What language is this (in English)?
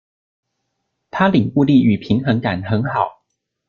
Chinese